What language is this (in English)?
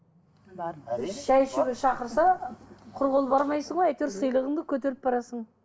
Kazakh